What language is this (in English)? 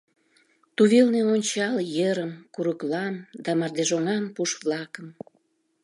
Mari